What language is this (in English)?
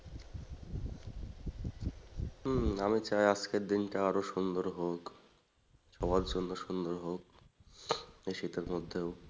Bangla